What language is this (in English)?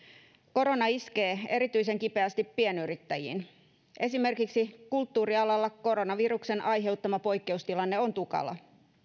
Finnish